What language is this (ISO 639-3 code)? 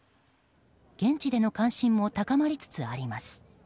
jpn